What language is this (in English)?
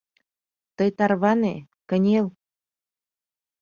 Mari